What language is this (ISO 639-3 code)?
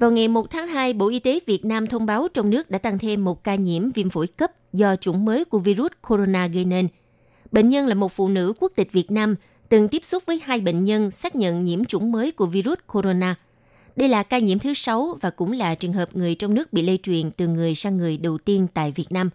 vie